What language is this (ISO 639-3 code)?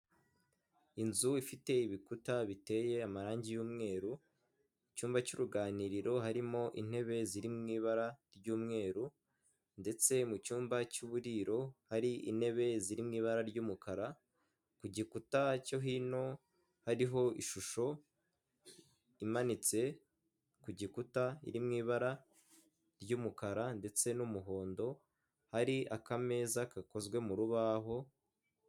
kin